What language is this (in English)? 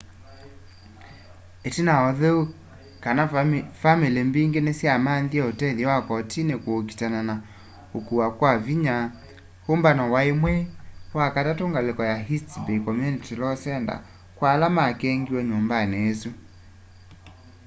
Kamba